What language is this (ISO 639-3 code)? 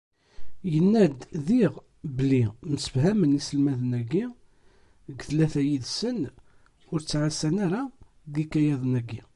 kab